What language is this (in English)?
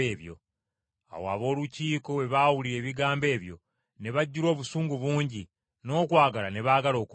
Ganda